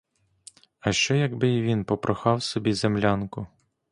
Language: Ukrainian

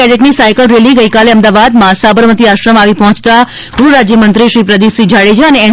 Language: Gujarati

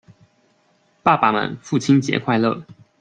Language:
Chinese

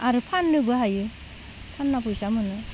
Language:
Bodo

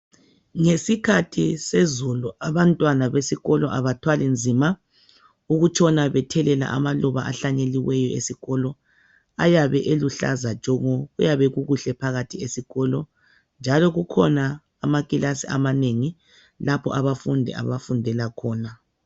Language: North Ndebele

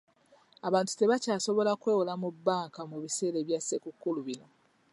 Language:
Ganda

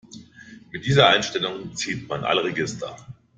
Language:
German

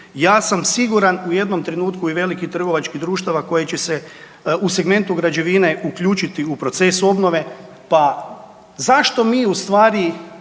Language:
Croatian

